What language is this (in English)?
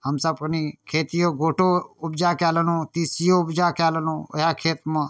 Maithili